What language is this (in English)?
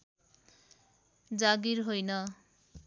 Nepali